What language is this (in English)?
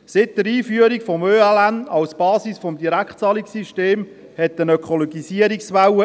Swiss German